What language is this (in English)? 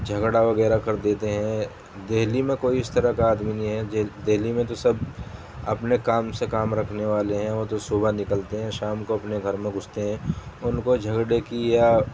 Urdu